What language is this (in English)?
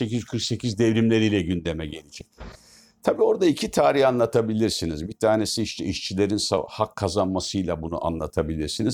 Turkish